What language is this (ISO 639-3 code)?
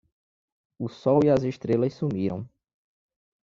por